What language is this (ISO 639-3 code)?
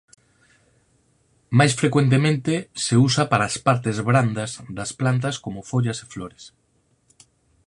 glg